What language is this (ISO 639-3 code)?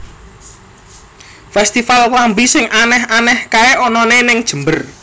jav